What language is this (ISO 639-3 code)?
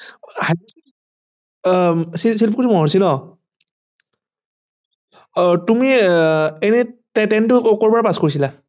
asm